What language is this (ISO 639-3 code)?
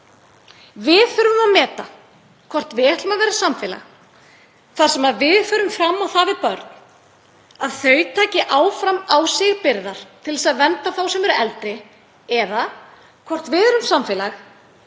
isl